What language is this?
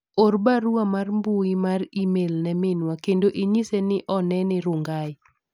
Luo (Kenya and Tanzania)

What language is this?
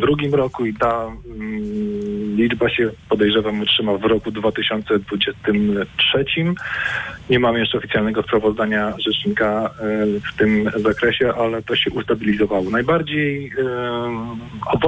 Polish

